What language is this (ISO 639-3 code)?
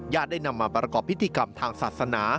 tha